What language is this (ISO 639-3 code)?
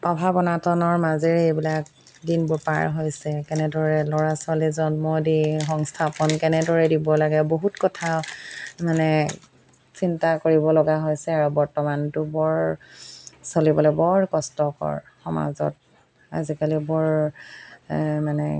asm